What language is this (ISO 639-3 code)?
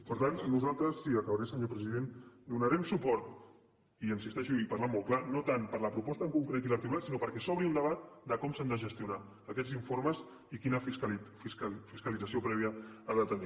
cat